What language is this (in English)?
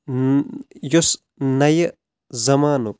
Kashmiri